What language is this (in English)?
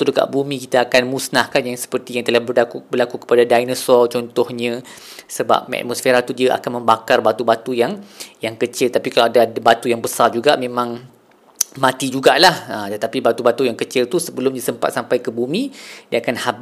Malay